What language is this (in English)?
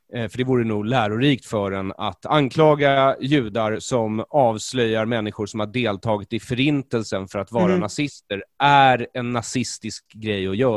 Swedish